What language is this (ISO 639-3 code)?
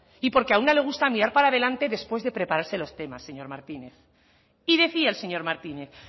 spa